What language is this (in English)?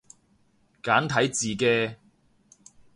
Cantonese